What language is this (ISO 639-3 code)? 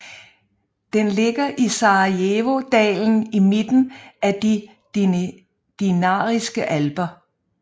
dan